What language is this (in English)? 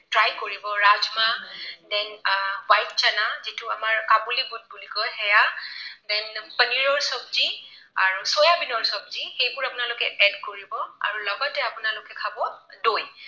Assamese